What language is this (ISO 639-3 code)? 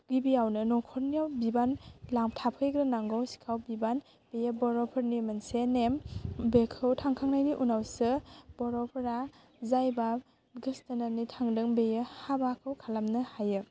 brx